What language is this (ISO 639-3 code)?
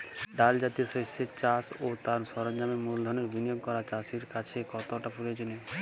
ben